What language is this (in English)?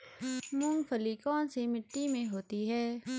Hindi